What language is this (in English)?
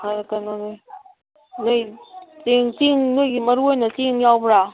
Manipuri